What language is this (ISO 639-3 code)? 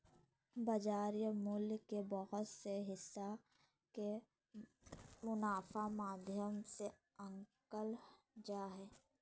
mag